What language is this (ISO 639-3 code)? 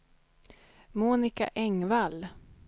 swe